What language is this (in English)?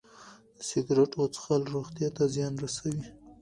Pashto